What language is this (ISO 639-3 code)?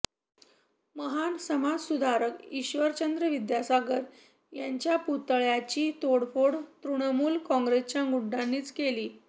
mar